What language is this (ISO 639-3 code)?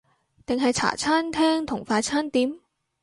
yue